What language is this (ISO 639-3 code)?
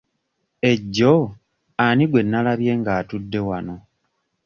lug